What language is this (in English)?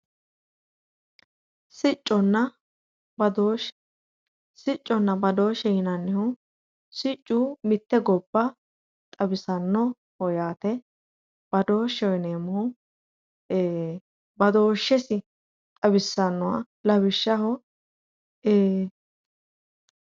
Sidamo